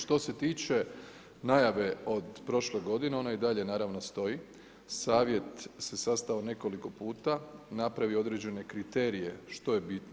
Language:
Croatian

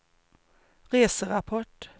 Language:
Swedish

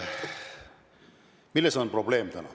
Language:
Estonian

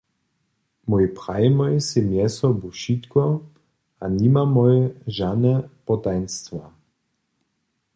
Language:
Upper Sorbian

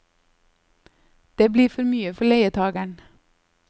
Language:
Norwegian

